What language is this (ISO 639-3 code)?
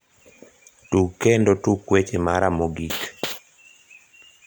luo